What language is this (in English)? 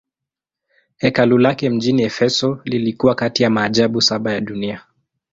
Swahili